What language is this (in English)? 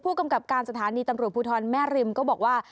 Thai